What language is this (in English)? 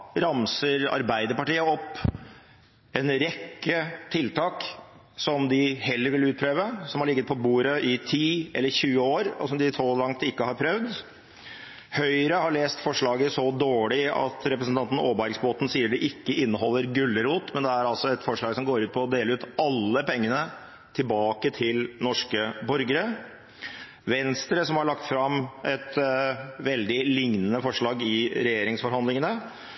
Norwegian Bokmål